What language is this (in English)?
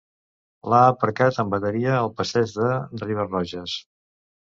Catalan